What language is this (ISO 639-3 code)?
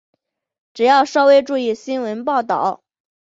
zho